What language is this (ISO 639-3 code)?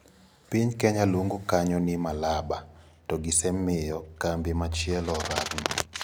luo